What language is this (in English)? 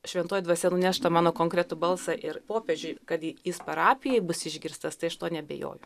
Lithuanian